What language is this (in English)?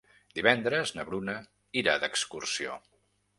Catalan